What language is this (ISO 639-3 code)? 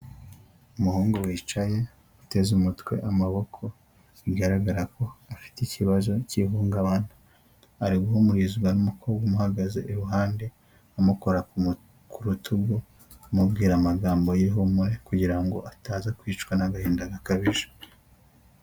kin